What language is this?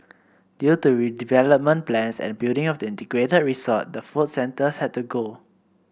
English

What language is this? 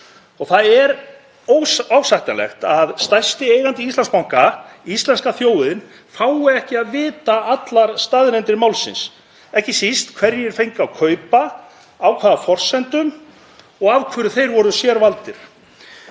Icelandic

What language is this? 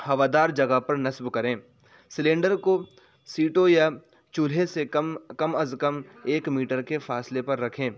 Urdu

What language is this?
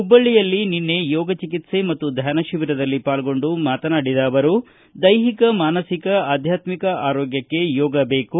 Kannada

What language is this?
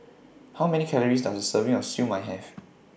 English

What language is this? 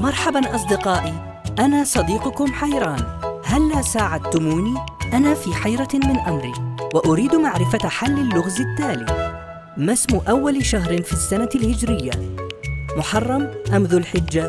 Arabic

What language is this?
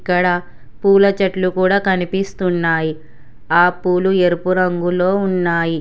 Telugu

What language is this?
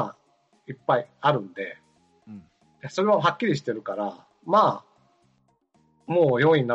Japanese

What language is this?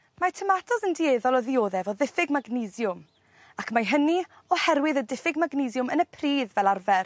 Welsh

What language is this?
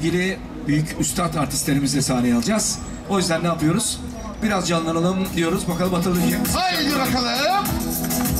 Turkish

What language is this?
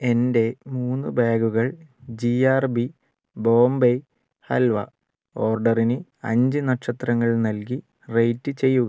Malayalam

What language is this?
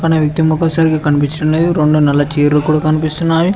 Telugu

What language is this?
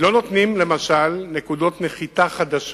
Hebrew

